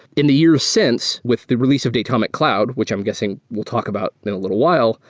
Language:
English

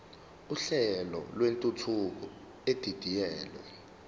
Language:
Zulu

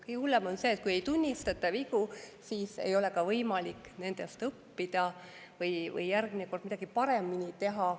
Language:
Estonian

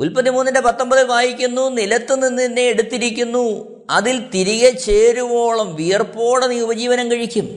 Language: Malayalam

